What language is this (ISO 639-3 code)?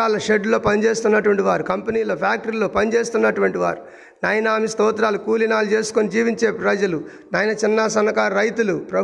tel